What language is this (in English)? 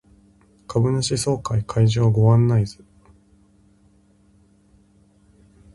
Japanese